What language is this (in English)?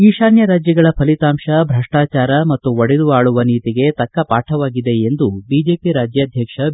Kannada